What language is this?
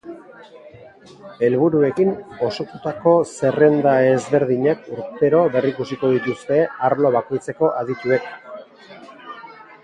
Basque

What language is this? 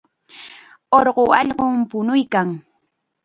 Chiquián Ancash Quechua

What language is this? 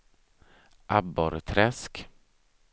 Swedish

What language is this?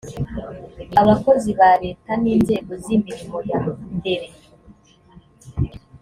Kinyarwanda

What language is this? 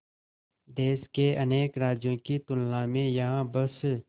Hindi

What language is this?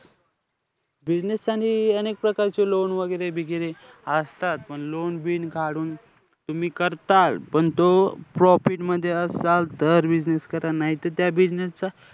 Marathi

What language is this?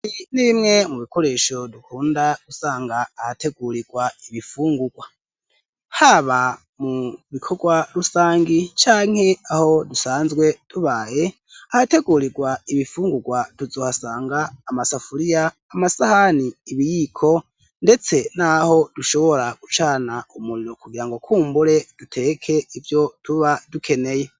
Rundi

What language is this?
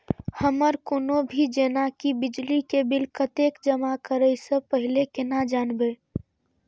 Maithili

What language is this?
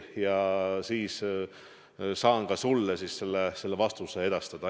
Estonian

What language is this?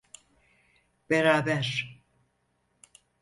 Turkish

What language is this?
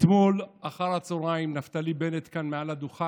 Hebrew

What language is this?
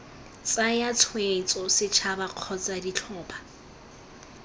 Tswana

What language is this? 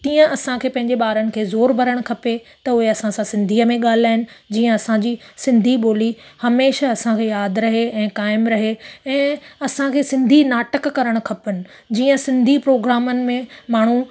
Sindhi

